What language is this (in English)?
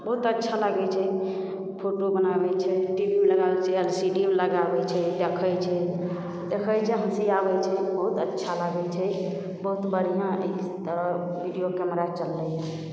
Maithili